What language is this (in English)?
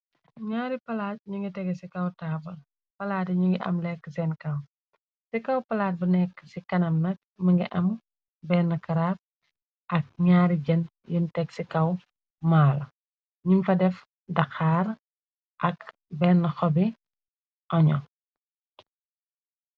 Wolof